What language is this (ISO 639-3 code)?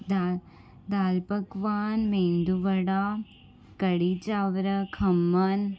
snd